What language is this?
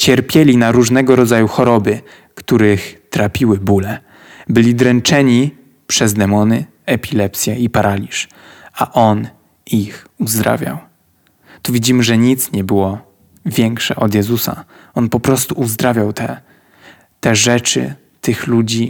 Polish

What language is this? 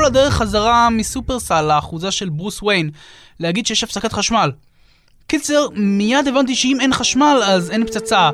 Hebrew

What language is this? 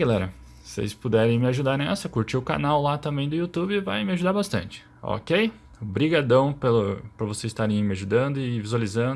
Portuguese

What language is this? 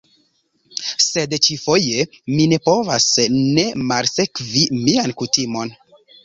Esperanto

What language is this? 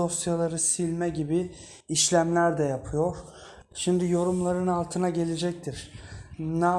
Turkish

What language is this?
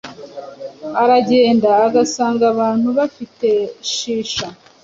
Kinyarwanda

